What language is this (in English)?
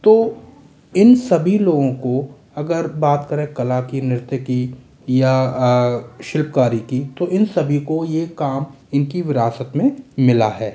Hindi